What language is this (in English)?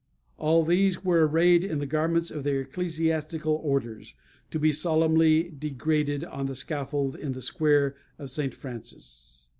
English